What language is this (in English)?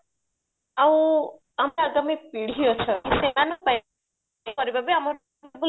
Odia